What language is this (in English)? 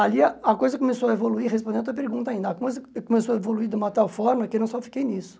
Portuguese